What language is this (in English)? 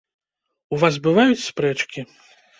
Belarusian